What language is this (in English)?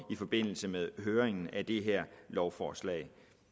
Danish